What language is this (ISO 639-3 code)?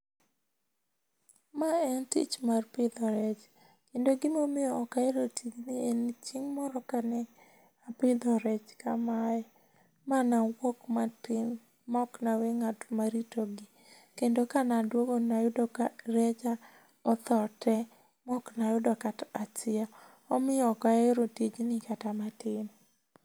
luo